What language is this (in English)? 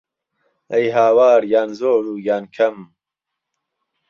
Central Kurdish